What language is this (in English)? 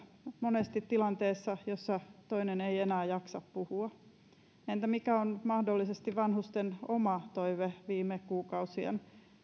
Finnish